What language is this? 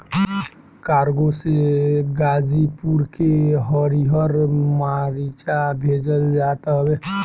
Bhojpuri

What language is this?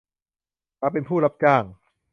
Thai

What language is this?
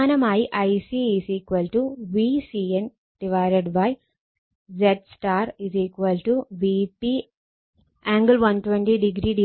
Malayalam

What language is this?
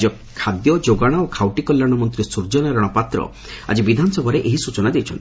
Odia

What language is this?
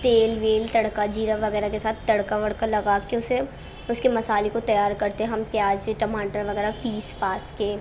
Urdu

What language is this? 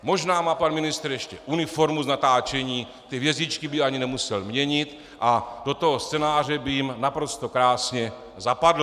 Czech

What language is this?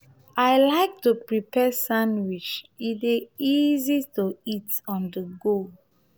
Nigerian Pidgin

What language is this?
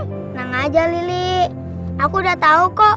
Indonesian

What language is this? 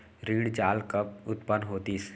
Chhattisgarhi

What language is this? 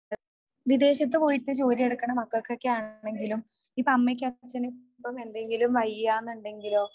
Malayalam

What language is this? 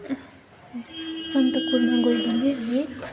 Nepali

